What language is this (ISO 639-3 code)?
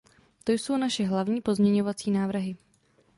ces